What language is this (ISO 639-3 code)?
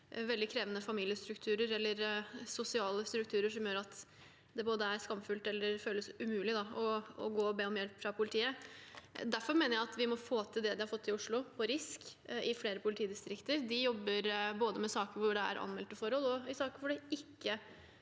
nor